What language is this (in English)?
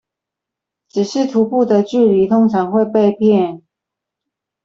Chinese